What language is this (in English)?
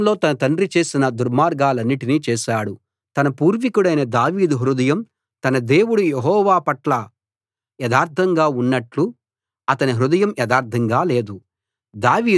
Telugu